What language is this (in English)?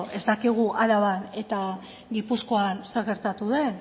Basque